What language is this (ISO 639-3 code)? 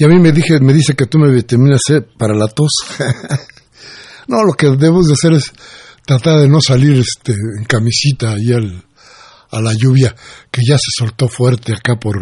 spa